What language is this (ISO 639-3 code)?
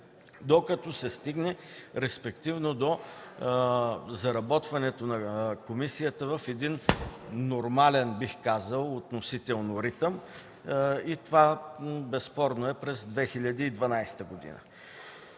bul